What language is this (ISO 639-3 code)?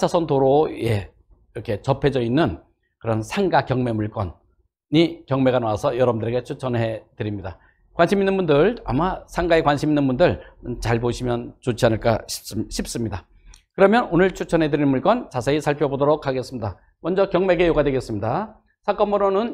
kor